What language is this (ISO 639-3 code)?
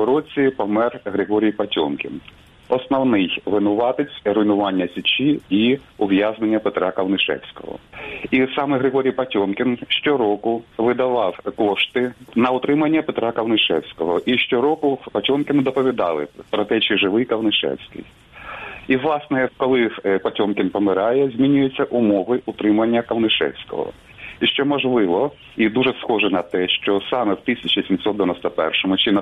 ukr